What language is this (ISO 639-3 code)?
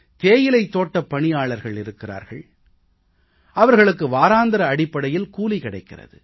tam